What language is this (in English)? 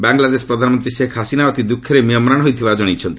Odia